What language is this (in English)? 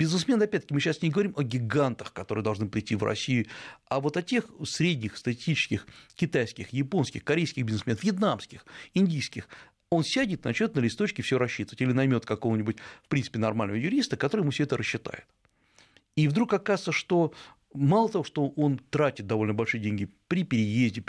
Russian